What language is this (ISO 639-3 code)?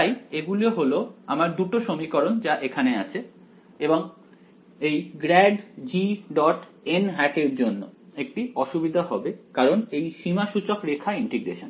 ben